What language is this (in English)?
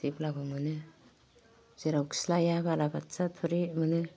Bodo